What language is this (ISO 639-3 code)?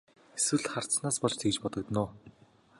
mon